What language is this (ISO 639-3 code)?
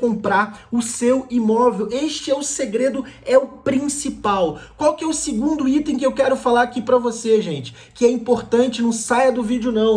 por